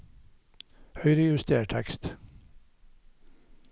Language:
Norwegian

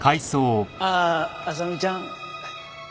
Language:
Japanese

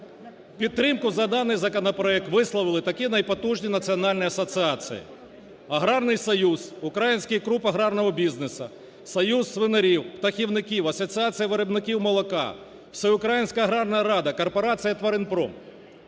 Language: Ukrainian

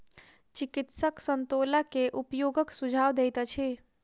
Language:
Maithili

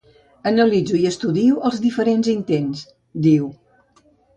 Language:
Catalan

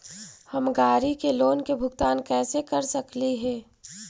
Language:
Magahi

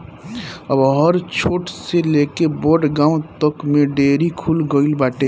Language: Bhojpuri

